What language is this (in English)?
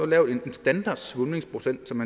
Danish